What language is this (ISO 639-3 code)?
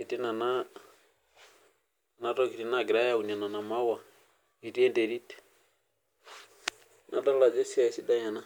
mas